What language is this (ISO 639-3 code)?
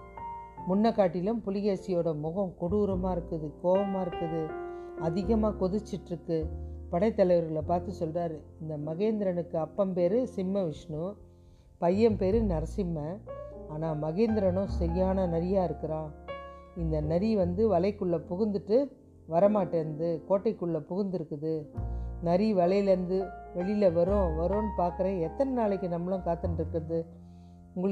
tam